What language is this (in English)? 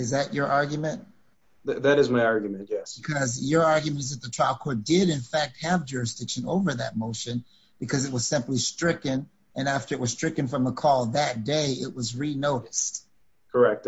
English